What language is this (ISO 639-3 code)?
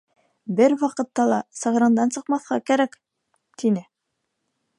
bak